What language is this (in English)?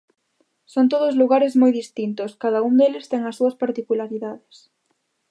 Galician